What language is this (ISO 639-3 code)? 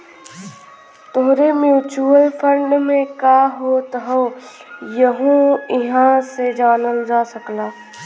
bho